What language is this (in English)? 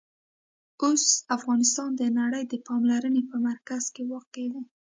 Pashto